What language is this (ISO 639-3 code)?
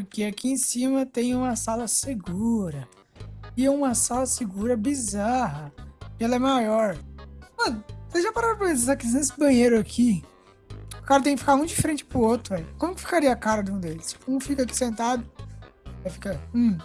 por